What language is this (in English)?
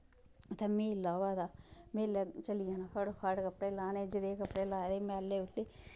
Dogri